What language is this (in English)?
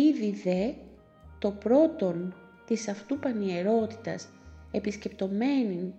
Greek